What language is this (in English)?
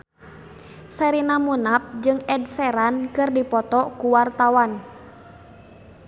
Sundanese